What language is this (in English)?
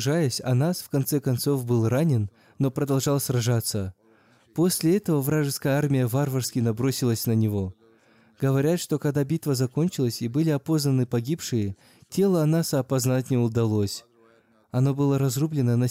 Russian